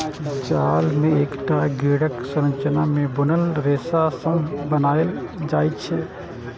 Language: Maithili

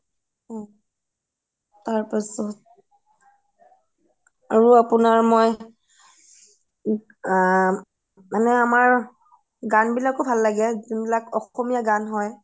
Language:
Assamese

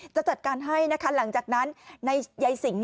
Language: Thai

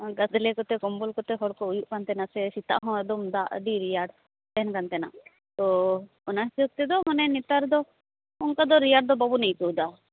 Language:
Santali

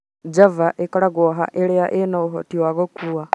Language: Kikuyu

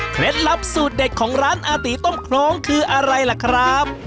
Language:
Thai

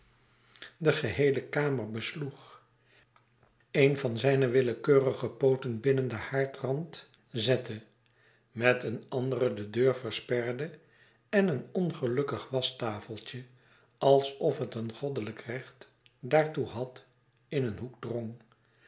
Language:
Dutch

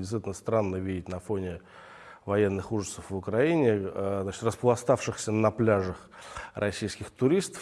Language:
Russian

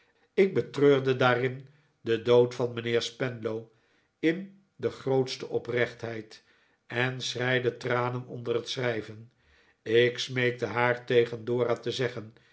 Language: Dutch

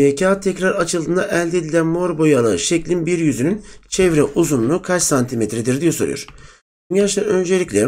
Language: Turkish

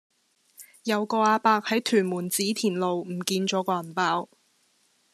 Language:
Cantonese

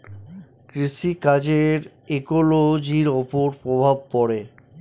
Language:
Bangla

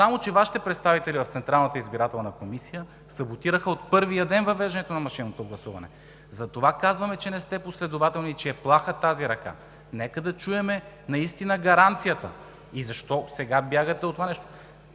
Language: Bulgarian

